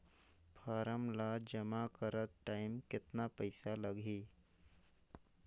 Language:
Chhattisgarhi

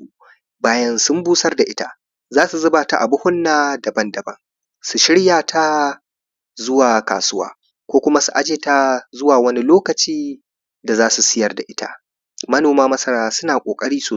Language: Hausa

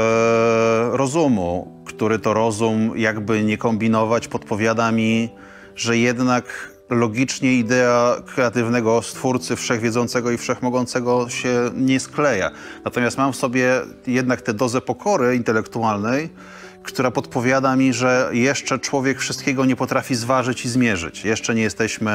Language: Polish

